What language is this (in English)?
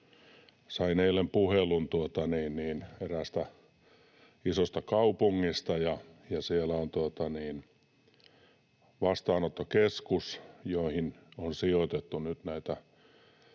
Finnish